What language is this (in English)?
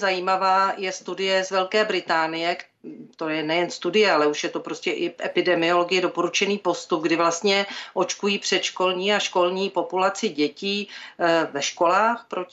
Czech